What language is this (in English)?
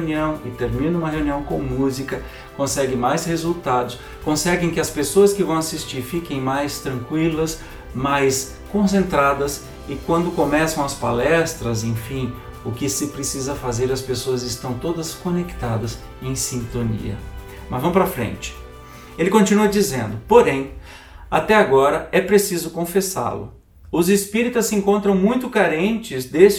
Portuguese